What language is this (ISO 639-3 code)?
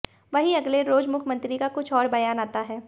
hin